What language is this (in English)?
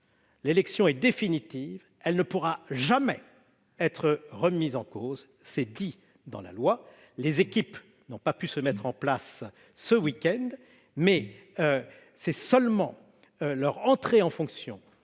French